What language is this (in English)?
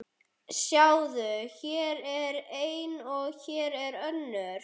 Icelandic